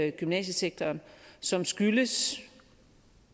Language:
Danish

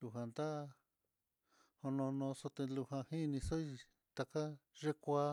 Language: Mitlatongo Mixtec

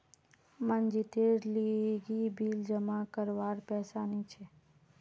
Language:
Magahi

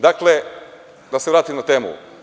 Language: Serbian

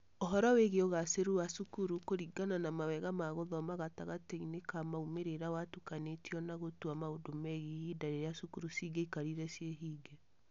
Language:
Kikuyu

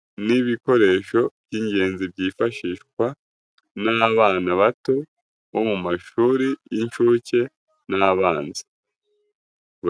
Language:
Kinyarwanda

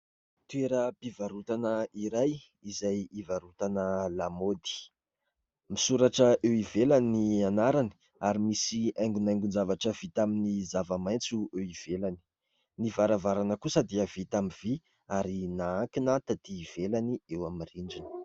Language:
Malagasy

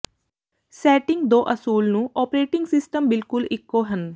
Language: Punjabi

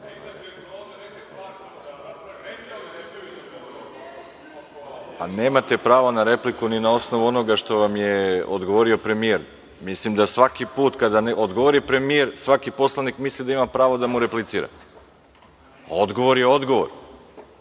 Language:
Serbian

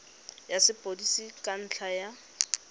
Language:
Tswana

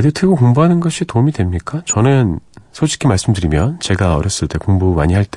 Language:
Korean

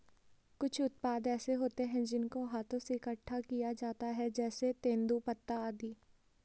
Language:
Hindi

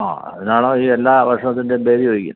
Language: Malayalam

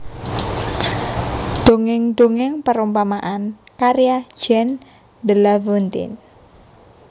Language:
Javanese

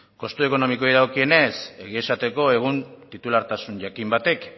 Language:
Basque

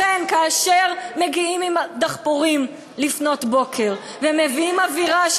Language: Hebrew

